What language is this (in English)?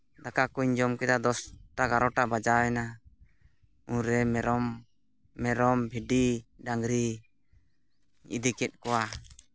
Santali